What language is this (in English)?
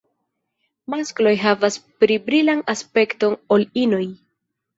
Esperanto